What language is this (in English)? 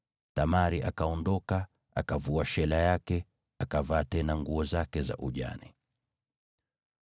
Swahili